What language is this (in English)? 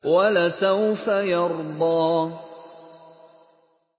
Arabic